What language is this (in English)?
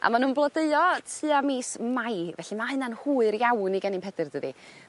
Welsh